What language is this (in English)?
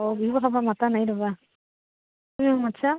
Assamese